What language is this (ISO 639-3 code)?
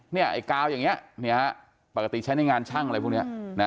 tha